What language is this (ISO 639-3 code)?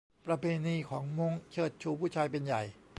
tha